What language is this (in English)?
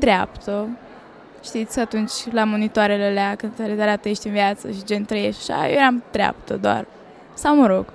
Romanian